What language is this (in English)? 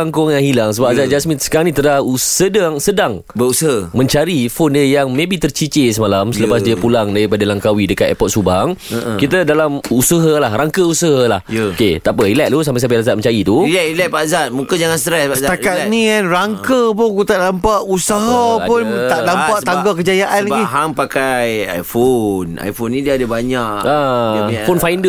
Malay